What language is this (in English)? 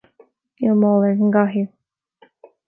Irish